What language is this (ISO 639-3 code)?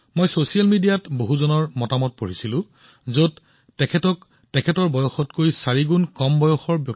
asm